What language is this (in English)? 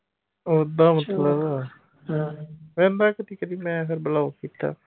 Punjabi